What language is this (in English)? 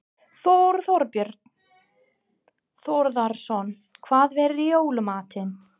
Icelandic